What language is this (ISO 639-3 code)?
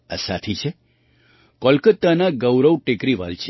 guj